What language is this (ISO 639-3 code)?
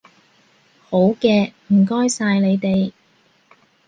yue